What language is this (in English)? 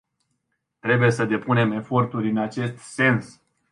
Romanian